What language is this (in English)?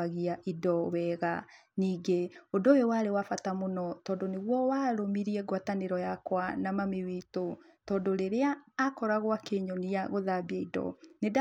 Kikuyu